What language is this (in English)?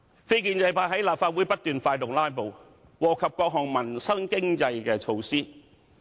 Cantonese